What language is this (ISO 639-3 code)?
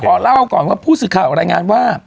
tha